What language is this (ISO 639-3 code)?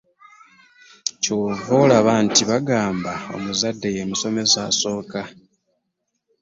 lug